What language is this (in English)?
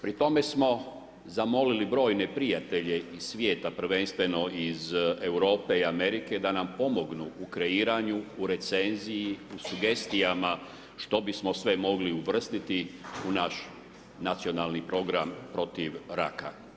Croatian